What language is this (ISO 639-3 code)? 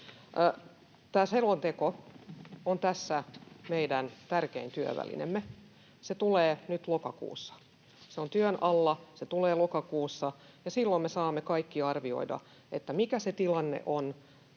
fin